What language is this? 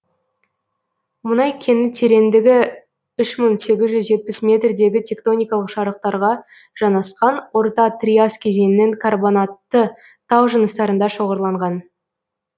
Kazakh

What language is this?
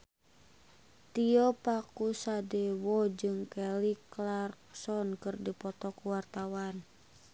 Sundanese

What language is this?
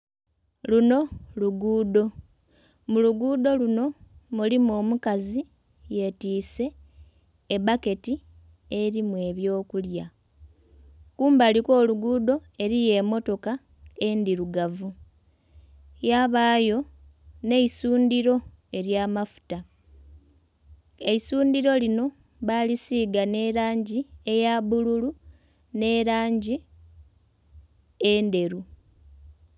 Soga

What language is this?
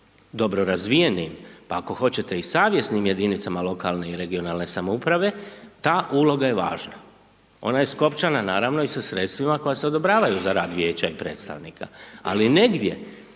Croatian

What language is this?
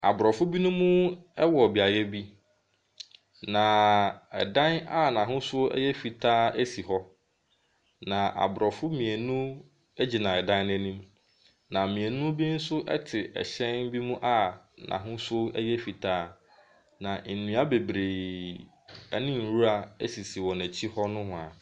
Akan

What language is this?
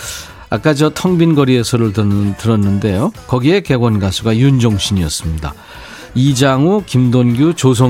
Korean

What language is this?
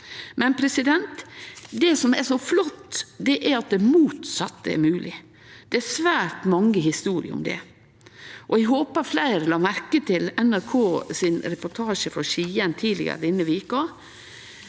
Norwegian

